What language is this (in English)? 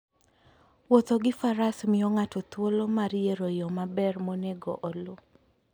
Luo (Kenya and Tanzania)